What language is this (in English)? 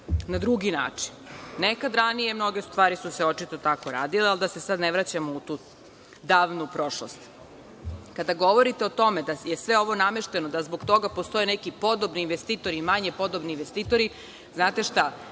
Serbian